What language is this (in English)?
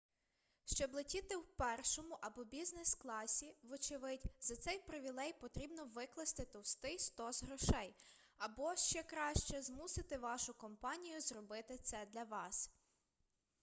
Ukrainian